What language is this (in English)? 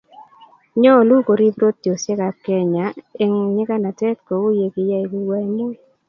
Kalenjin